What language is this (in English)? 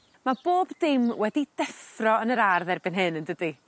Welsh